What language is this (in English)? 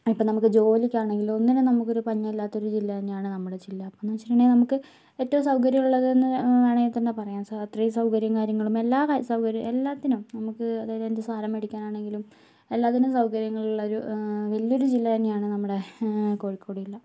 Malayalam